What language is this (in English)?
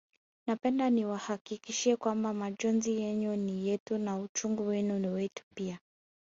Swahili